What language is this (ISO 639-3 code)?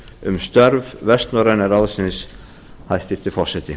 isl